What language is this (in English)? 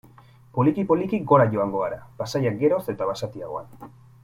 Basque